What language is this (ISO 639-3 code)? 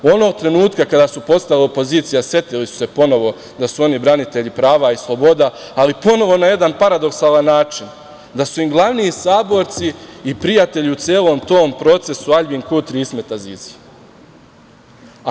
srp